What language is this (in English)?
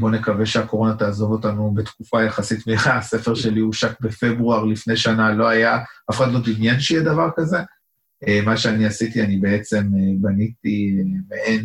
Hebrew